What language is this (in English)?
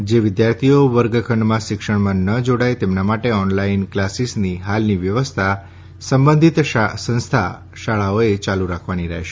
Gujarati